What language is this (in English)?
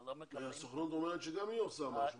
Hebrew